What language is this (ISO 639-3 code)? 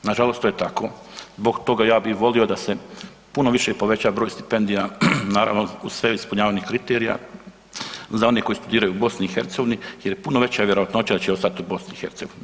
hrv